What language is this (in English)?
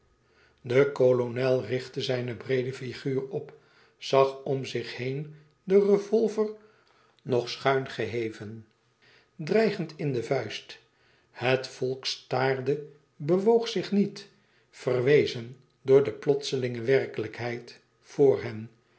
Dutch